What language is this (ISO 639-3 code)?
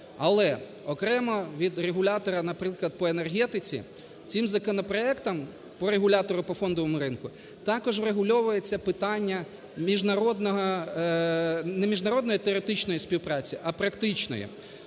ukr